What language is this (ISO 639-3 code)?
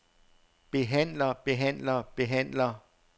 dan